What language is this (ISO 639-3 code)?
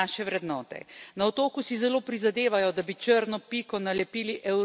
slv